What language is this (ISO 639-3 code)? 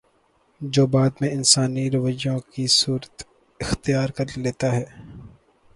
urd